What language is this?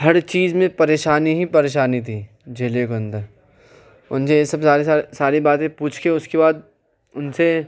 Urdu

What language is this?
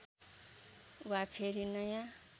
Nepali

